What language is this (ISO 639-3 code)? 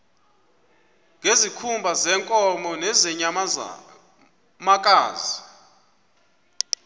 xho